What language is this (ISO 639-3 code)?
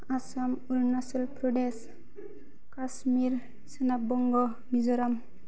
brx